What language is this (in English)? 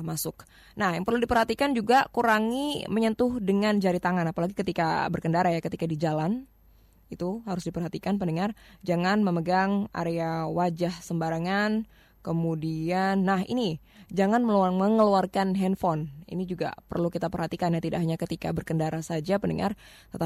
Indonesian